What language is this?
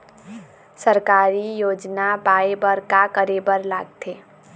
Chhattisgarhi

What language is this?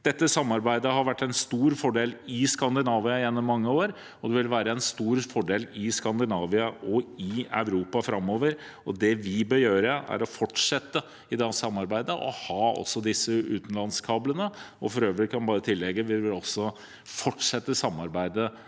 Norwegian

